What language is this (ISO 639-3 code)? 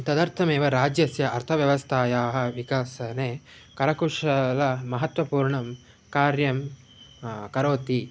san